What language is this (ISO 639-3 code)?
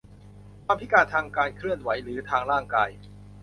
tha